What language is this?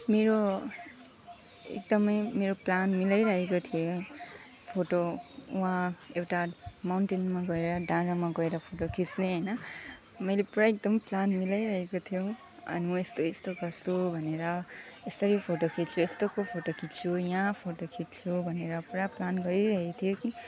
Nepali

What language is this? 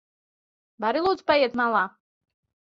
Latvian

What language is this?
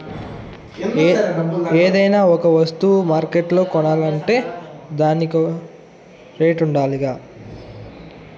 Telugu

